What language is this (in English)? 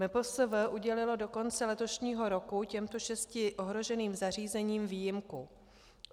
Czech